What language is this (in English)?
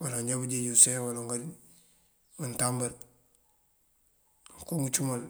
Mandjak